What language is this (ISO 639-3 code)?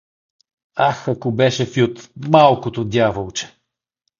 bul